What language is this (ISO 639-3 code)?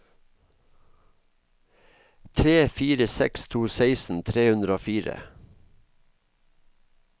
nor